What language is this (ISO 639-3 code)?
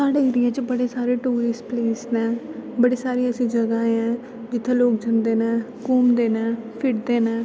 doi